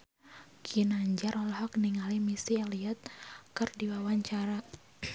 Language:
Sundanese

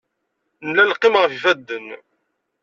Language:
Kabyle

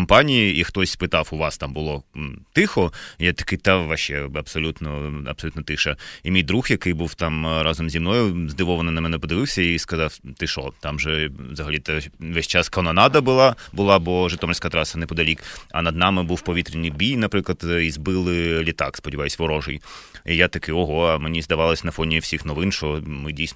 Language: Ukrainian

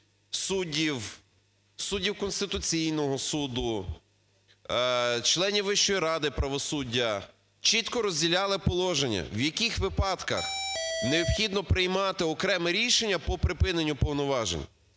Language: Ukrainian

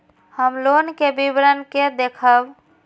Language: Maithili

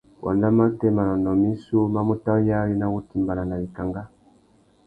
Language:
Tuki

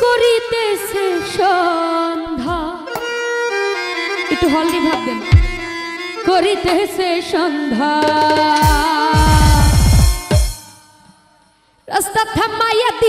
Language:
Arabic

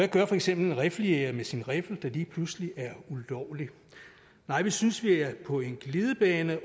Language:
Danish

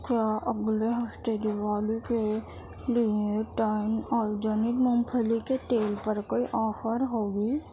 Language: Urdu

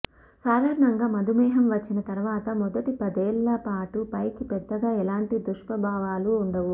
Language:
Telugu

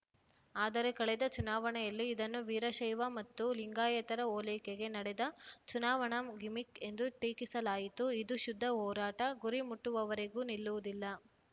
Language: Kannada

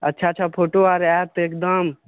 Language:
Maithili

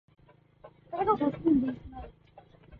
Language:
Swahili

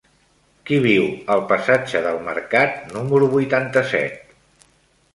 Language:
Catalan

